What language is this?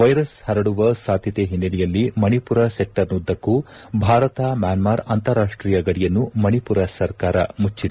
Kannada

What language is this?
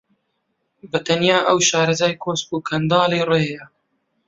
Central Kurdish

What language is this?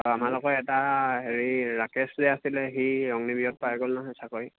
Assamese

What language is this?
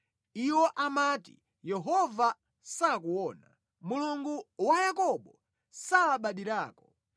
Nyanja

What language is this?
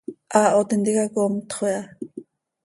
Seri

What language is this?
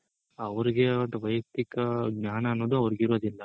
Kannada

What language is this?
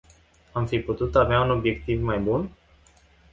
Romanian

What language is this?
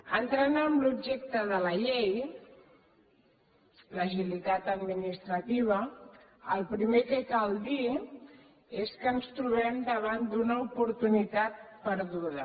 Catalan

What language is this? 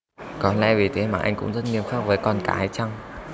Vietnamese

